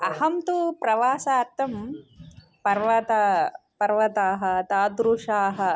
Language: Sanskrit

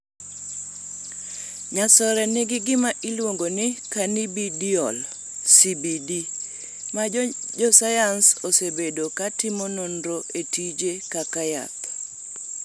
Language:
Luo (Kenya and Tanzania)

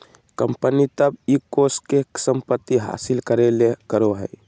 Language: Magahi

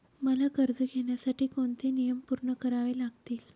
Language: Marathi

